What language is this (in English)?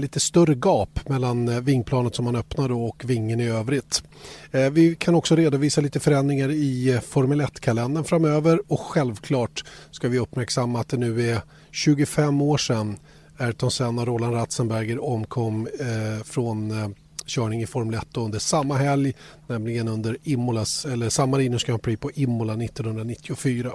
Swedish